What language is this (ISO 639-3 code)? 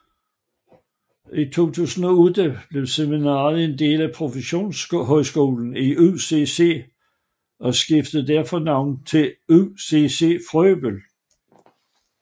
dan